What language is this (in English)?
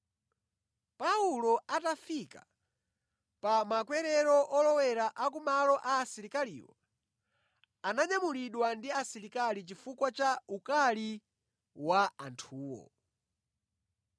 Nyanja